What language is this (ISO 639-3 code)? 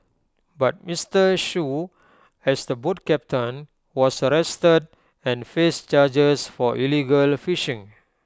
eng